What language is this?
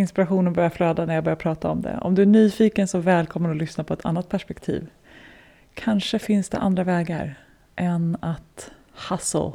Swedish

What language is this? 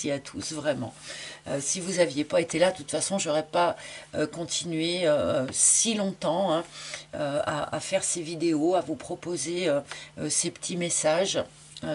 French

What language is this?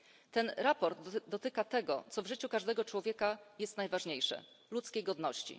Polish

